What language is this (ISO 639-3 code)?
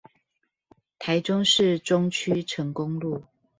zho